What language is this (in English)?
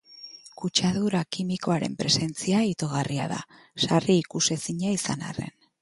Basque